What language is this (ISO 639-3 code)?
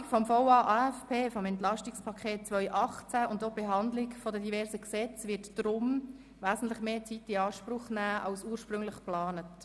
gsw